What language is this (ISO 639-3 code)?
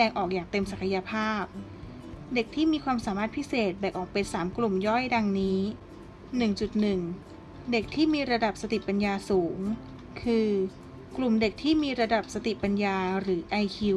tha